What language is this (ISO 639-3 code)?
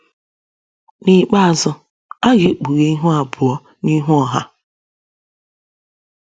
ibo